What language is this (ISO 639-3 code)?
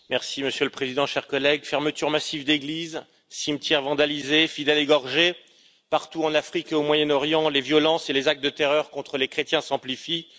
fra